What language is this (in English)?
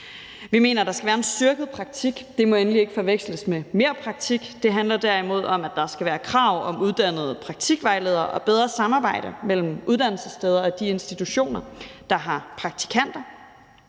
Danish